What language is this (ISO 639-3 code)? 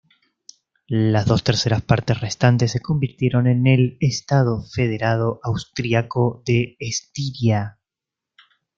spa